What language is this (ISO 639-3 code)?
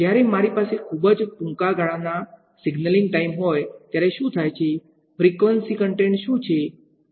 guj